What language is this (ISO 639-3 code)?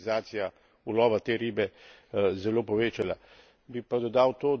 slv